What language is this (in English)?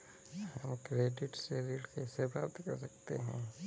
Hindi